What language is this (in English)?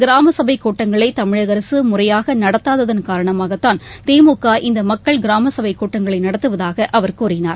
Tamil